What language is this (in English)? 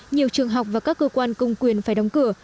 Vietnamese